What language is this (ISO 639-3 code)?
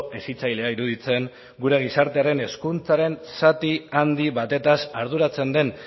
eus